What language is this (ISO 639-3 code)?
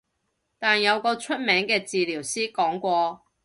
yue